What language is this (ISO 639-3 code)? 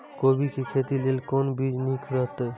mai